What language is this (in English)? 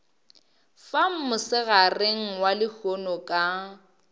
Northern Sotho